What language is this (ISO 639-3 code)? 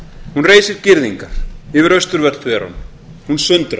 isl